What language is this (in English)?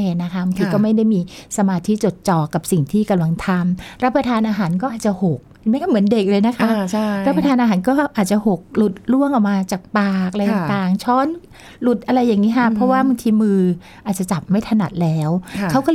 Thai